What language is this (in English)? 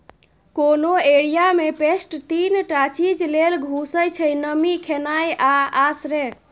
Maithili